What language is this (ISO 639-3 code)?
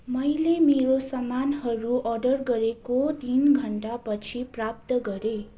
nep